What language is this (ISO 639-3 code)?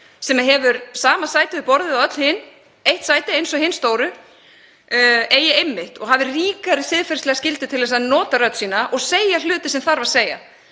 isl